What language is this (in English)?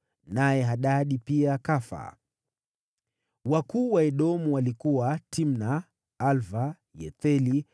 Swahili